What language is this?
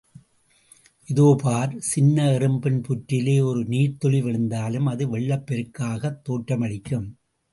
Tamil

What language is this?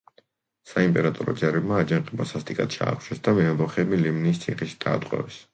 Georgian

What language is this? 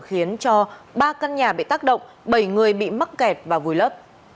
Vietnamese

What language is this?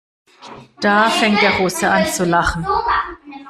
German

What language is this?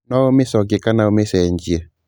Kikuyu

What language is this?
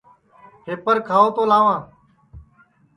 Sansi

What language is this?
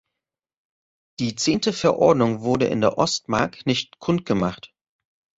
German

